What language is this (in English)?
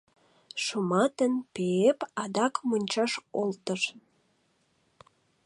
Mari